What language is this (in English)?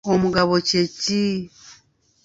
Ganda